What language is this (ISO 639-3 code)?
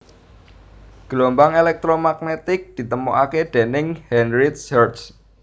jav